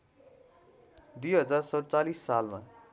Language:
Nepali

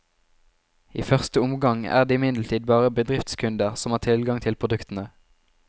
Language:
Norwegian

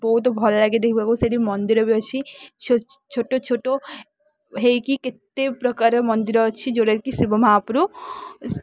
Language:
Odia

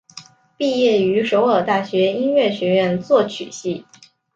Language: Chinese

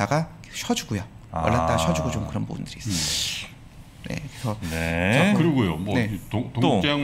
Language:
Korean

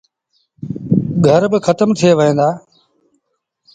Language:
Sindhi Bhil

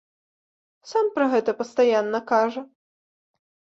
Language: Belarusian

